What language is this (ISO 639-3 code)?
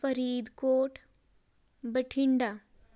pan